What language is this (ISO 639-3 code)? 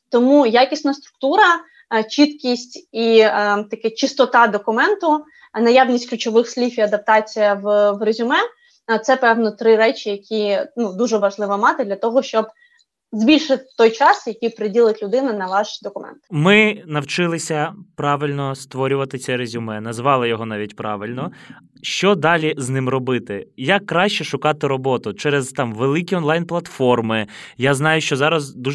ukr